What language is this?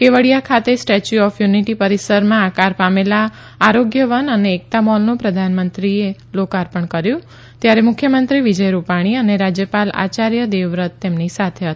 Gujarati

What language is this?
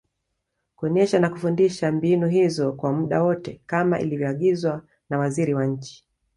Swahili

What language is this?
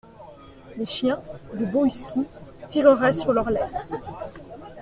French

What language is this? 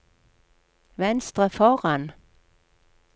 Norwegian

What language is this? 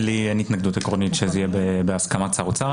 Hebrew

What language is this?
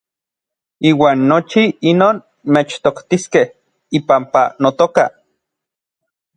Orizaba Nahuatl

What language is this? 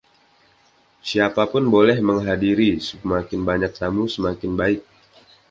Indonesian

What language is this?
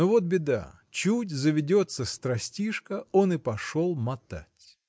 Russian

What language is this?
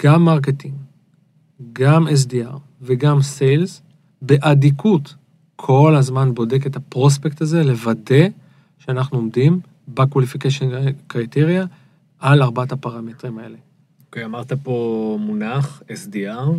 Hebrew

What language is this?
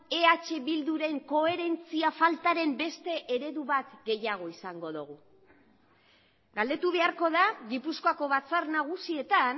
Basque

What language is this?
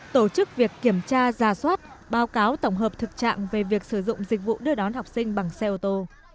Vietnamese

